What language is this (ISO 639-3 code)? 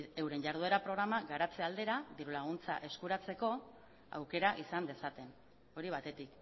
eus